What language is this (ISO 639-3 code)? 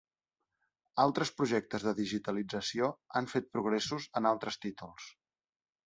cat